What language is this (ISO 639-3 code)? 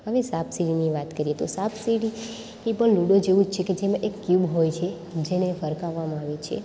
guj